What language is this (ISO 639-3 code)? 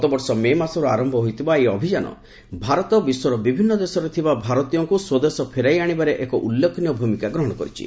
ori